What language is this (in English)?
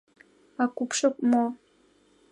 Mari